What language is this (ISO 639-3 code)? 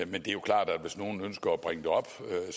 dan